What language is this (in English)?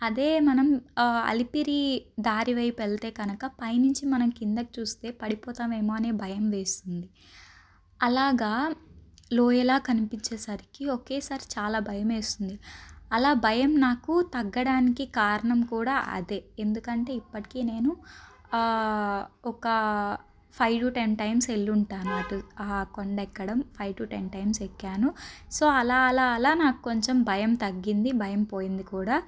Telugu